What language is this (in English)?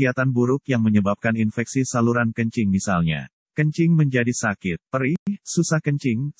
Indonesian